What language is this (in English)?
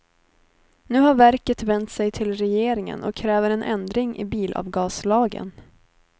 Swedish